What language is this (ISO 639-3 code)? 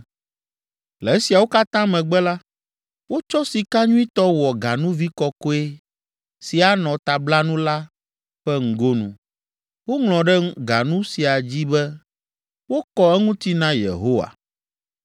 ewe